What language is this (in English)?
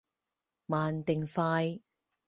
Cantonese